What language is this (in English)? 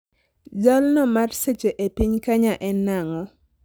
Luo (Kenya and Tanzania)